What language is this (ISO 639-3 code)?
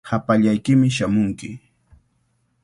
qvl